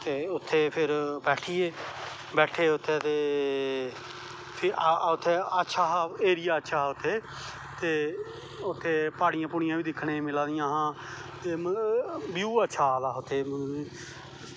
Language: Dogri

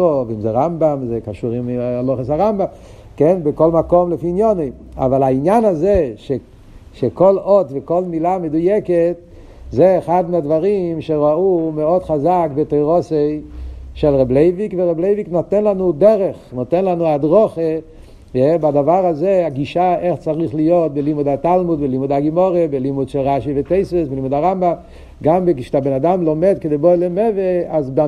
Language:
Hebrew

